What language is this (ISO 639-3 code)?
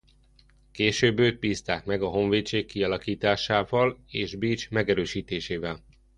hun